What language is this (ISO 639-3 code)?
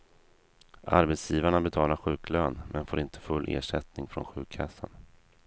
swe